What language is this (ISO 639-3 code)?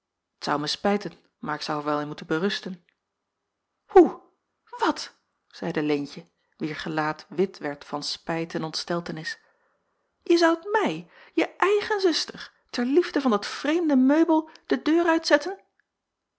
nld